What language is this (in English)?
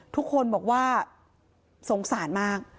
Thai